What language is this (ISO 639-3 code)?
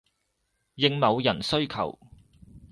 yue